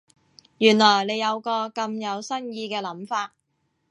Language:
Cantonese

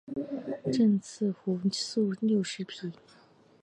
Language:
Chinese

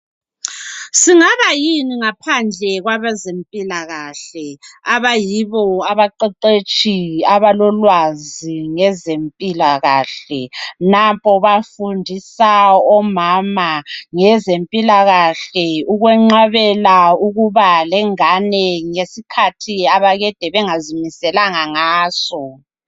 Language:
North Ndebele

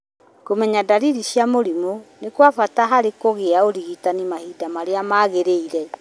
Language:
Kikuyu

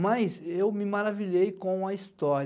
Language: Portuguese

